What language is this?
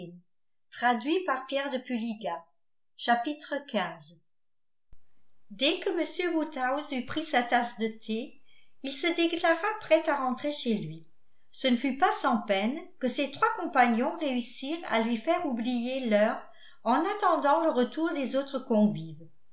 French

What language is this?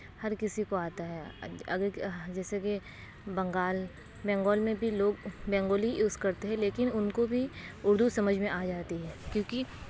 Urdu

